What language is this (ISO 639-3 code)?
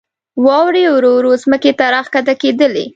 pus